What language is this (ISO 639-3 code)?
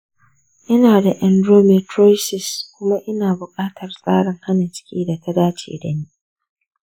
hau